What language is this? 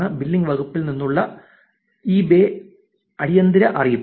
Malayalam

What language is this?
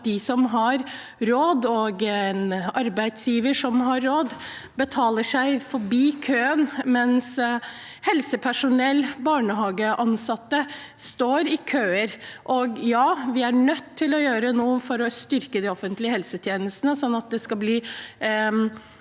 Norwegian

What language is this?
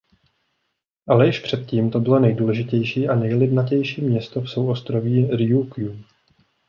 Czech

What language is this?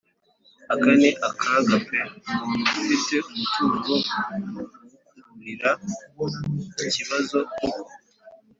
Kinyarwanda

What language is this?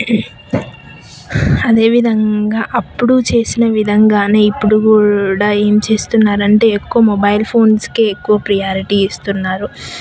Telugu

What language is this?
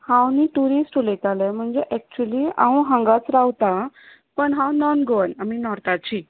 Konkani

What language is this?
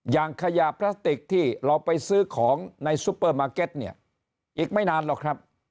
Thai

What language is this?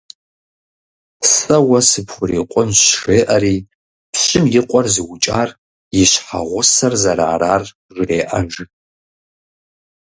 Kabardian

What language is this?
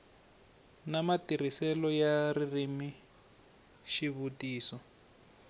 Tsonga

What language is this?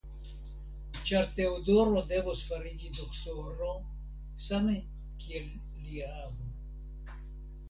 Esperanto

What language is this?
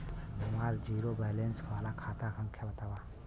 Bhojpuri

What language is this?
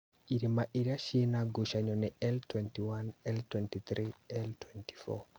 Kikuyu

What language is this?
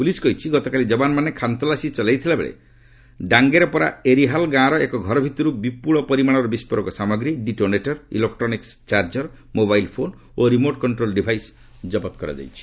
Odia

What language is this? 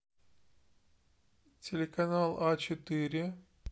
Russian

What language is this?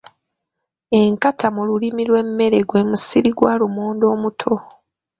Ganda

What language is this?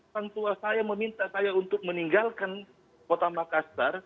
Indonesian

